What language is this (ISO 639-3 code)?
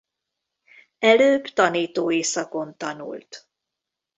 hun